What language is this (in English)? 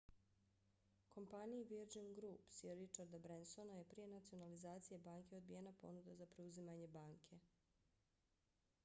Bosnian